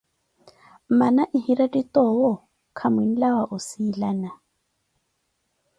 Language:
Koti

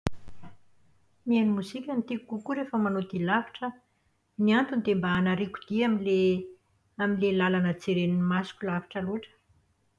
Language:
Malagasy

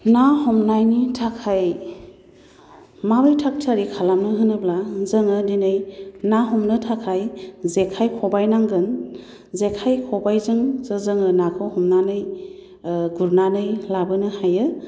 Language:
Bodo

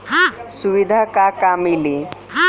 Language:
Bhojpuri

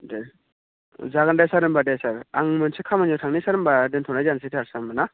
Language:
Bodo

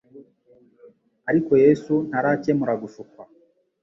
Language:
Kinyarwanda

